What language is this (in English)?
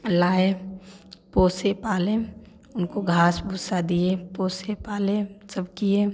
Hindi